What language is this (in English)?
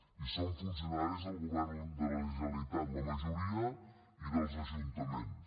Catalan